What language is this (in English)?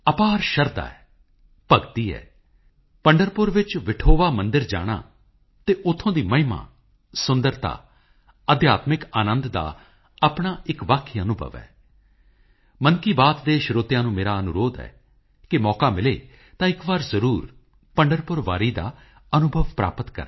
Punjabi